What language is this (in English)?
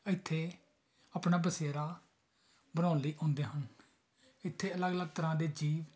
Punjabi